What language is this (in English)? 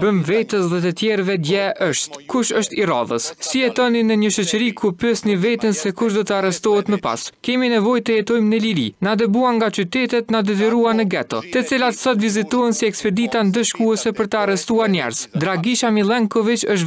Romanian